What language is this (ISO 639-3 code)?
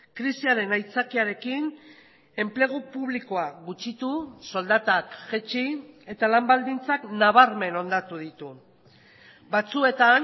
eus